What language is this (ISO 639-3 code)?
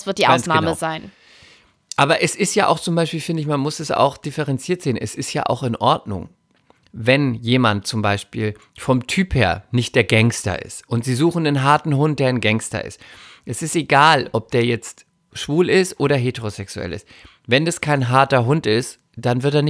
deu